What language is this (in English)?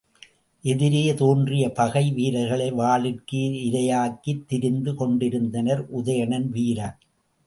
Tamil